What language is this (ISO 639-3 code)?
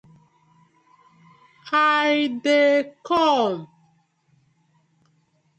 pcm